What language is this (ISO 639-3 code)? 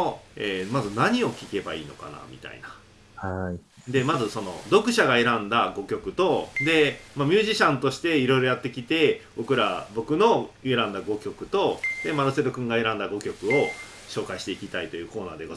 jpn